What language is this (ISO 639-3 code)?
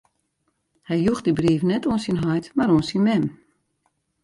fry